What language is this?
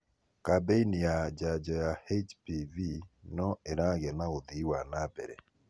Kikuyu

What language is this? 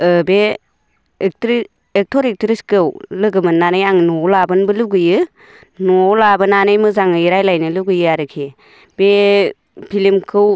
Bodo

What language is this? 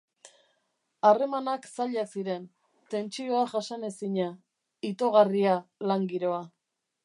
Basque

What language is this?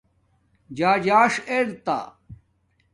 Domaaki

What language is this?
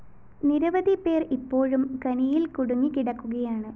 Malayalam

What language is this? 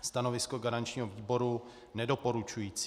Czech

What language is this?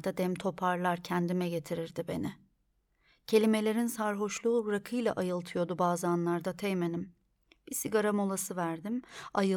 Turkish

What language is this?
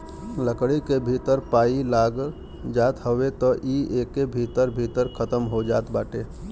Bhojpuri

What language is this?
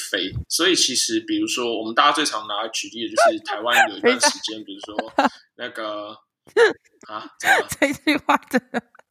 Chinese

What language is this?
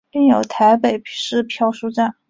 Chinese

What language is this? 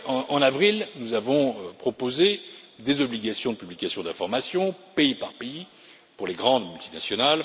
French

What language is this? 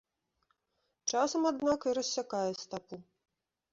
Belarusian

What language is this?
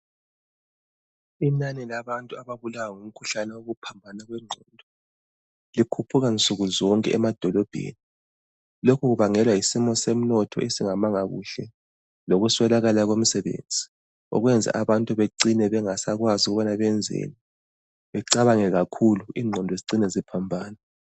North Ndebele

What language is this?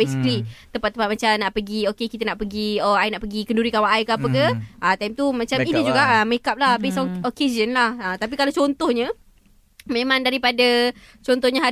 Malay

